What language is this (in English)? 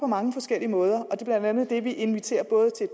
Danish